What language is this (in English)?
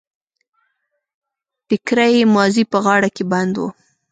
Pashto